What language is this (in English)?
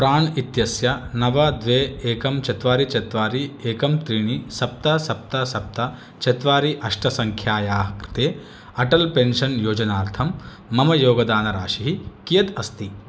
Sanskrit